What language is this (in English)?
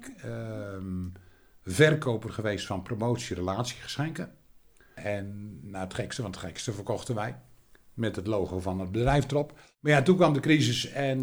Dutch